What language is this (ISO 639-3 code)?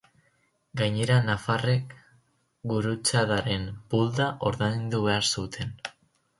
eus